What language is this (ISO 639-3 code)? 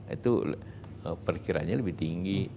ind